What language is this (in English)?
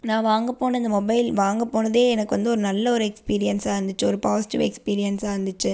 Tamil